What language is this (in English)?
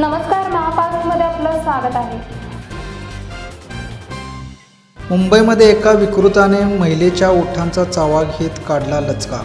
Italian